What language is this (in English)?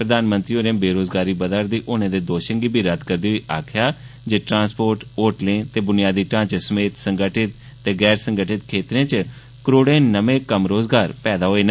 Dogri